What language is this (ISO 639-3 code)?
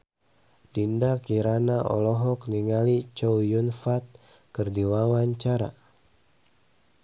sun